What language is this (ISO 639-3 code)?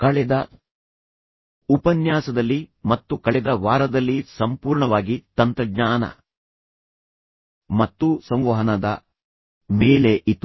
kan